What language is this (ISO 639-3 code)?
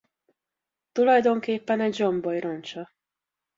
hun